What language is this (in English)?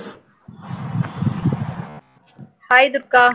Tamil